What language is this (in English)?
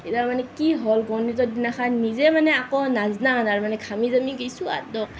Assamese